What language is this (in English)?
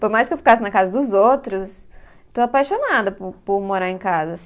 Portuguese